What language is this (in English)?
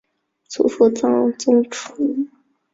Chinese